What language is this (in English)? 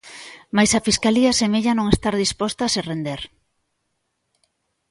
Galician